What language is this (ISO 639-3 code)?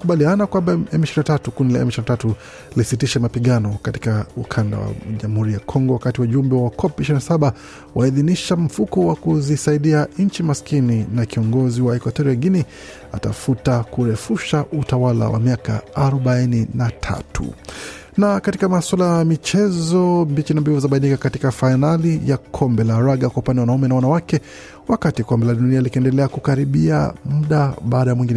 swa